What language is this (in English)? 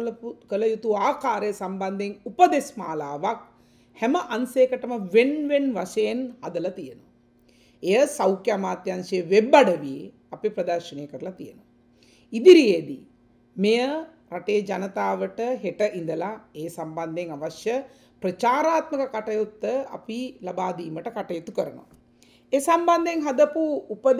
Dutch